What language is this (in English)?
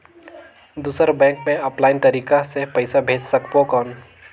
Chhattisgarhi